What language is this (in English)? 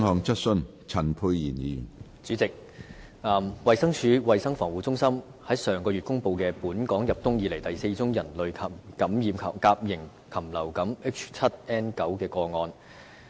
Cantonese